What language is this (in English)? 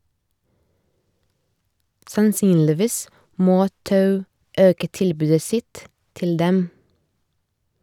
Norwegian